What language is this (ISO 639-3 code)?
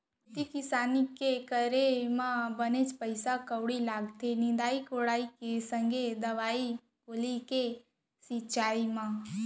hne